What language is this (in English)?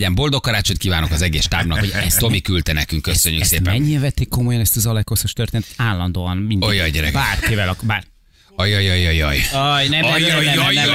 Hungarian